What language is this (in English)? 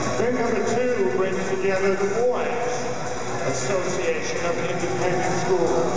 English